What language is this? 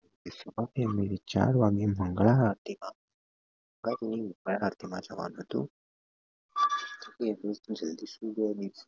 Gujarati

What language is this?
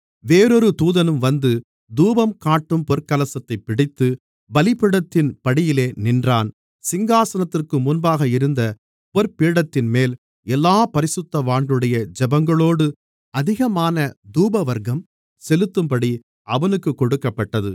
Tamil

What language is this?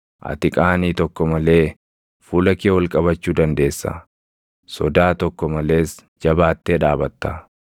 Oromo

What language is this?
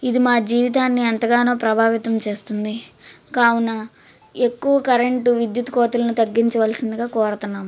Telugu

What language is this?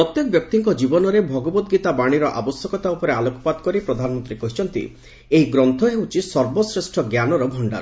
Odia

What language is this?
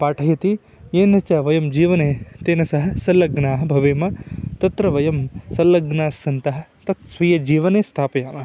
Sanskrit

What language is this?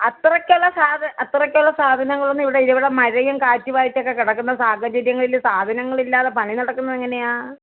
Malayalam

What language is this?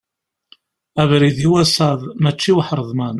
Kabyle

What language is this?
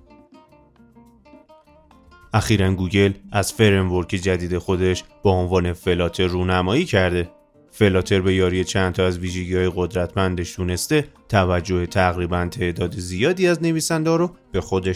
Persian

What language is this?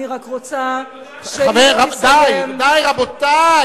Hebrew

